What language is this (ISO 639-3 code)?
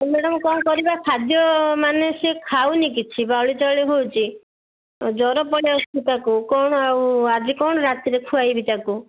ori